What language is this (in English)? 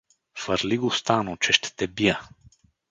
Bulgarian